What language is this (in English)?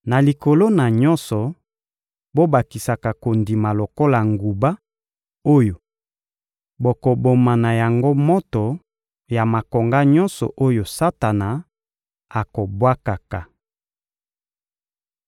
Lingala